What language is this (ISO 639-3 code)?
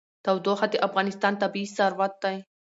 pus